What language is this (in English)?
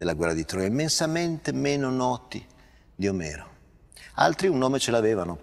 Italian